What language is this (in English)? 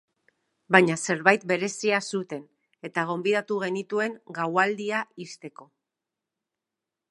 Basque